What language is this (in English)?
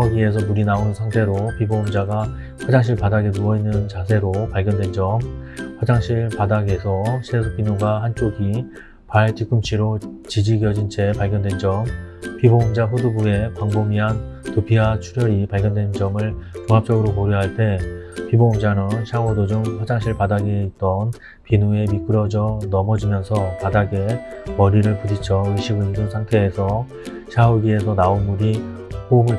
Korean